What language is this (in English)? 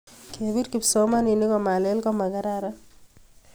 Kalenjin